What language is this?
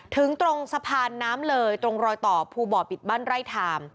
Thai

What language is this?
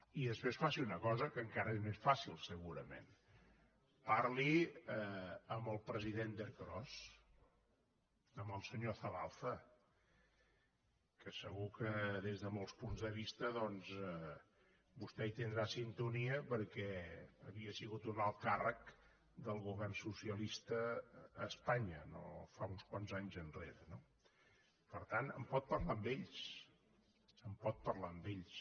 Catalan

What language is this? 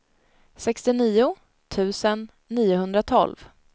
Swedish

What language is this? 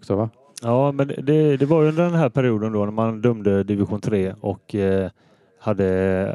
Swedish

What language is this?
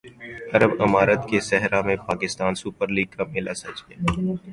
Urdu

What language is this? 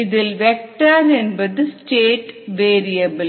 Tamil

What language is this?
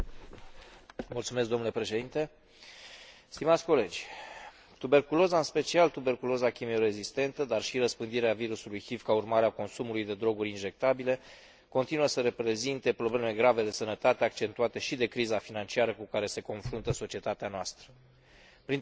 Romanian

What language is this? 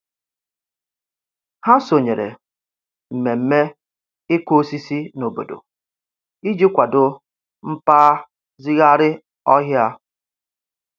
Igbo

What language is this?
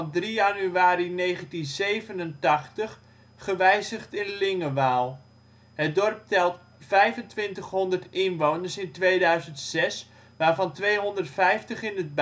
Dutch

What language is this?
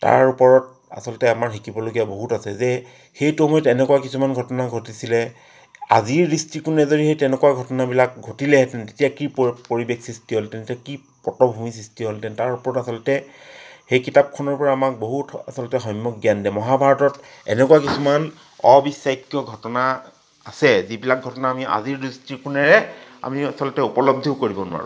Assamese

